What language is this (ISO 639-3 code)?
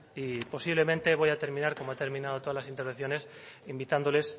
spa